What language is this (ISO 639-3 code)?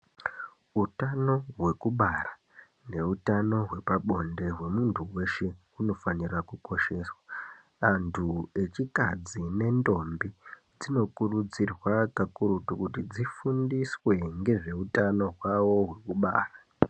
ndc